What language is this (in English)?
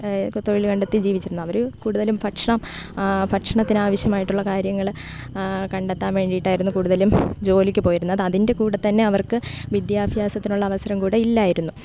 Malayalam